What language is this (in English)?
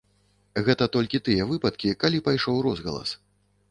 Belarusian